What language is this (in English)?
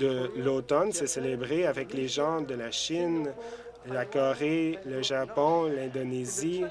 French